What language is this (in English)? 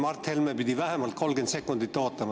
Estonian